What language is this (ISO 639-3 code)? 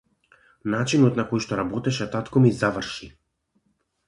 mkd